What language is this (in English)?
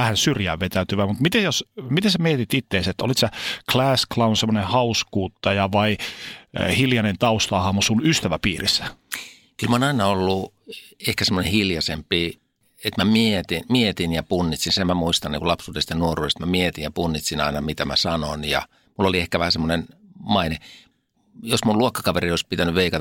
Finnish